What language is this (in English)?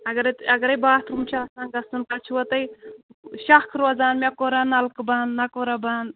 Kashmiri